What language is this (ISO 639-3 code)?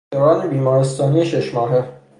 fas